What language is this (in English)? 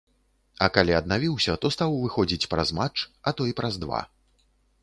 Belarusian